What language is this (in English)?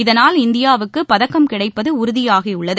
Tamil